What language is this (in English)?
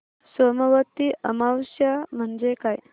Marathi